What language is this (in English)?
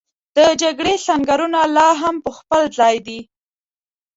Pashto